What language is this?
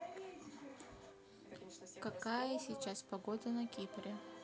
Russian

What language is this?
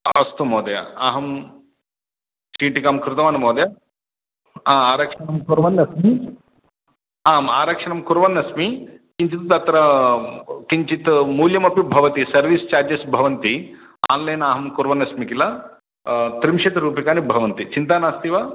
Sanskrit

